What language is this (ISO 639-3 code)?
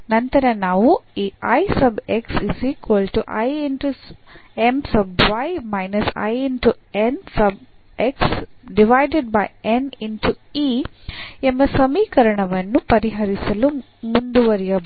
kan